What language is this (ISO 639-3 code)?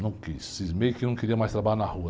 por